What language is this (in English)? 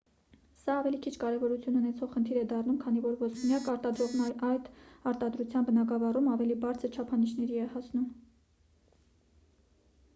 Armenian